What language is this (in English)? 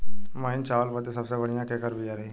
Bhojpuri